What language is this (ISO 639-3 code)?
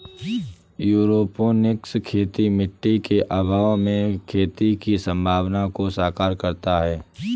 hin